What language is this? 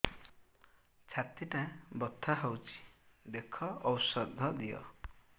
Odia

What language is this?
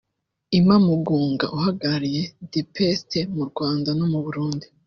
Kinyarwanda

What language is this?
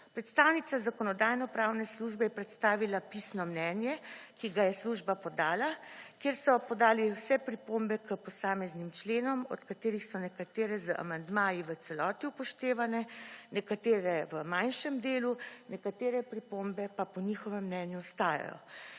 Slovenian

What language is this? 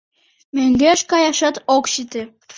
Mari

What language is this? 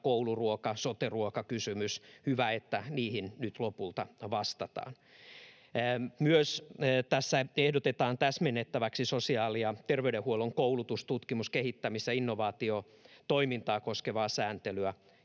Finnish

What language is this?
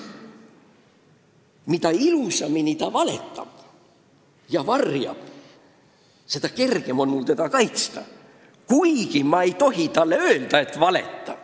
Estonian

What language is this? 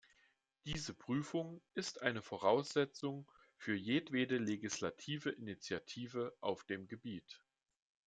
German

